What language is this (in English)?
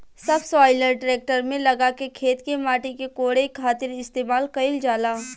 Bhojpuri